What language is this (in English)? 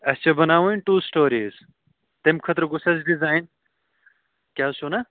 Kashmiri